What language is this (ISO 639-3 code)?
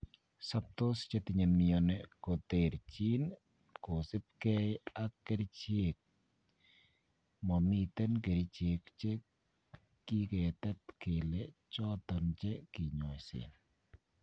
kln